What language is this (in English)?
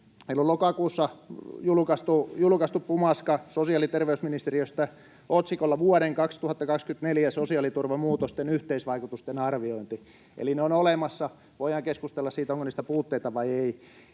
Finnish